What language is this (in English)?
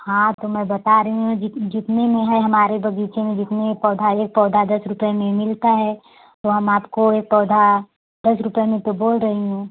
Hindi